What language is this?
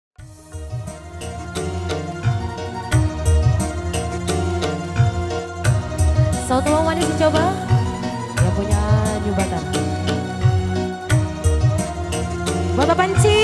Indonesian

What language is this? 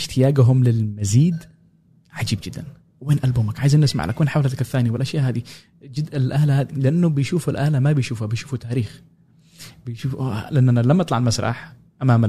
Arabic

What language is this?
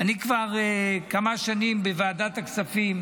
Hebrew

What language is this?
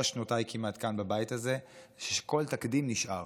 Hebrew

